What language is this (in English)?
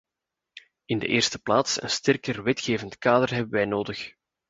Dutch